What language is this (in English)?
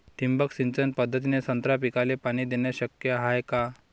Marathi